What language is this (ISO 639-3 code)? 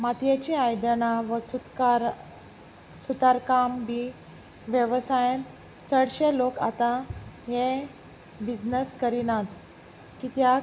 kok